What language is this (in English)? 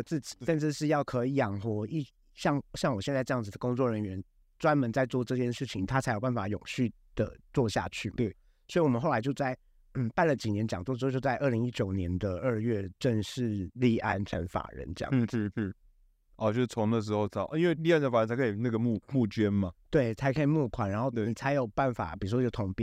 Chinese